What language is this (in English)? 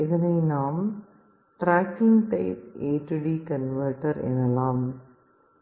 Tamil